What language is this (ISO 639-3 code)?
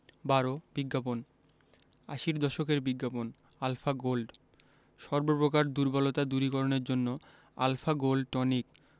ben